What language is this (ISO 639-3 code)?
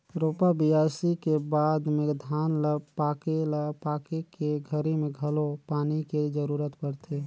hne